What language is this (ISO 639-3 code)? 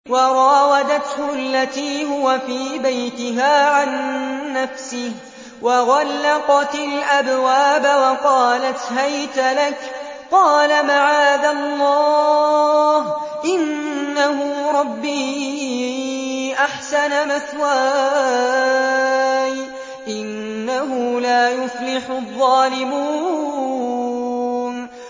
ara